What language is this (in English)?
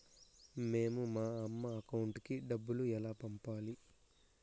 Telugu